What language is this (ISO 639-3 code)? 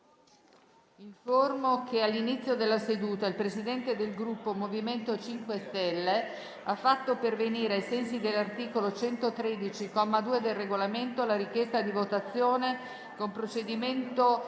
ita